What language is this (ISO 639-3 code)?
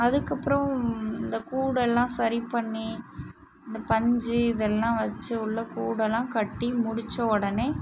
tam